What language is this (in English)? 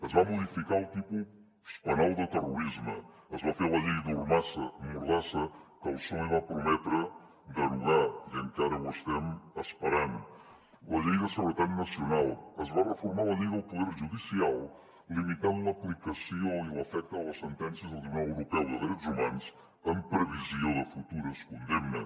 Catalan